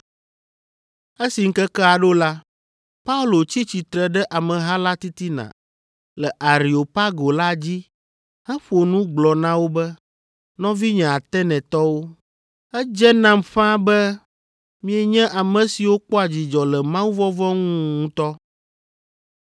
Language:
Ewe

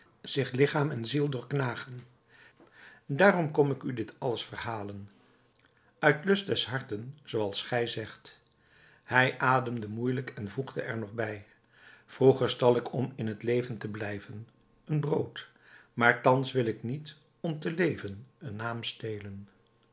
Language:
Dutch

